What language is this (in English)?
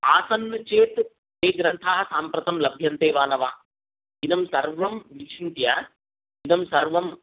Sanskrit